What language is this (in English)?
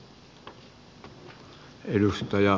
Finnish